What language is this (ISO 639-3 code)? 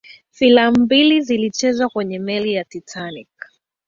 swa